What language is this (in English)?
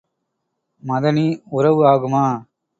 Tamil